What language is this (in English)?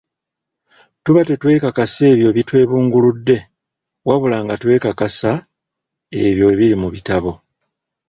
Ganda